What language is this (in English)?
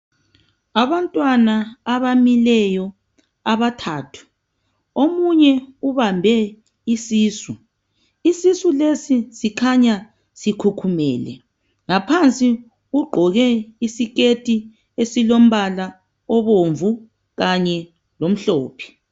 North Ndebele